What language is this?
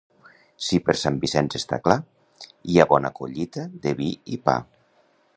Catalan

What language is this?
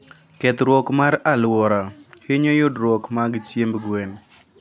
Luo (Kenya and Tanzania)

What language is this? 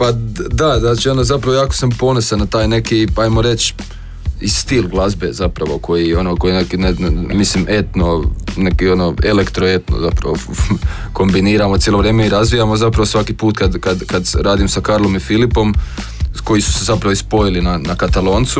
Croatian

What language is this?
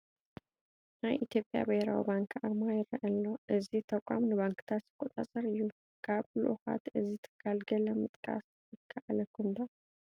Tigrinya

